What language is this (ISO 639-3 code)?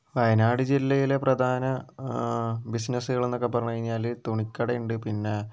mal